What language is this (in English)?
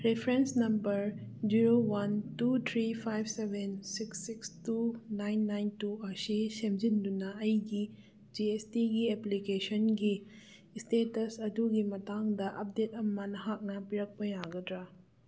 Manipuri